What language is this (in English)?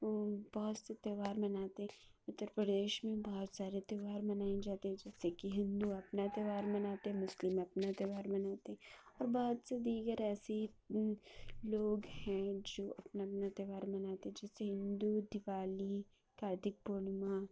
Urdu